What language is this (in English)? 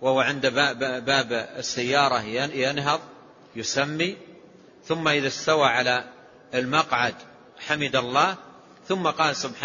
Arabic